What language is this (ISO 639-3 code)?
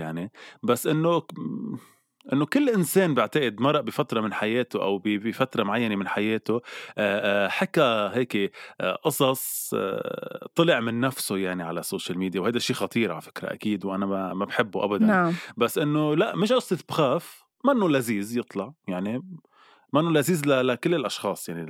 ara